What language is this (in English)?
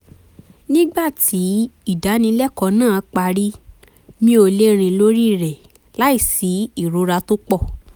Yoruba